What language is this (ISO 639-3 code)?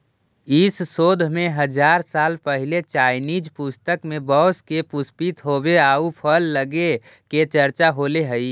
mag